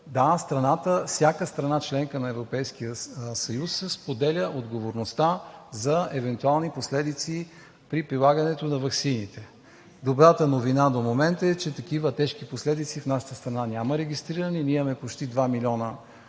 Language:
Bulgarian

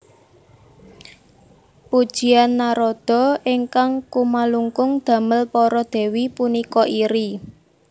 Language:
Javanese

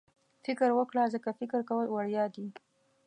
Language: Pashto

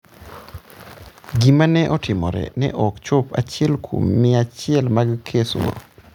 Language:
Luo (Kenya and Tanzania)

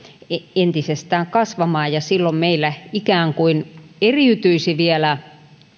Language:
Finnish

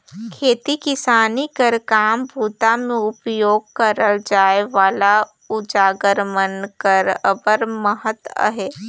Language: Chhattisgarhi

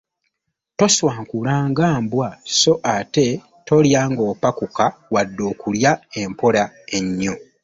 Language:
Ganda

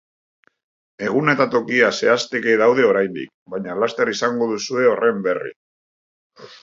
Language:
Basque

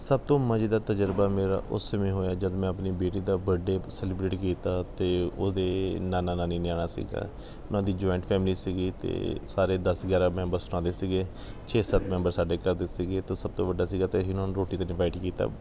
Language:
Punjabi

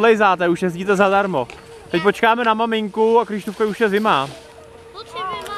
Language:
Czech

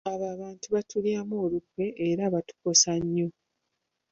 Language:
Ganda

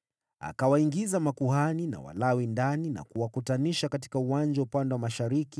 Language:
Swahili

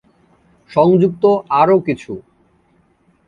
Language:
Bangla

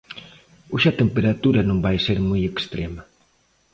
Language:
Galician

